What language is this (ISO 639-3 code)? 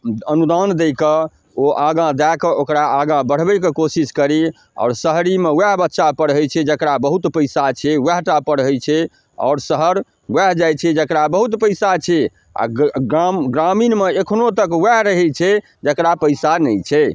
mai